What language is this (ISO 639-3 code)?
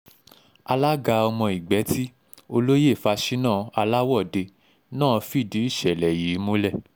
yor